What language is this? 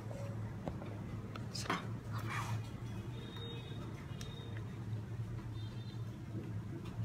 Vietnamese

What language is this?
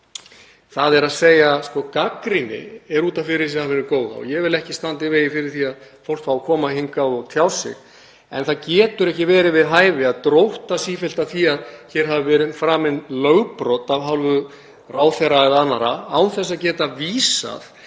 Icelandic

